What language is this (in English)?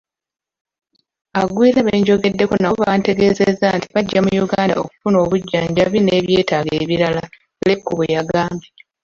Ganda